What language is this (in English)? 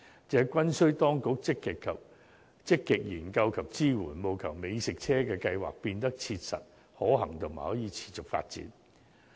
Cantonese